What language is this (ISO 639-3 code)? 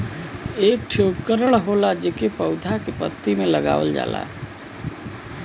bho